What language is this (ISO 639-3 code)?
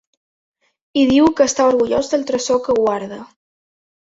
cat